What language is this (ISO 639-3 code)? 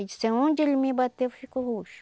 por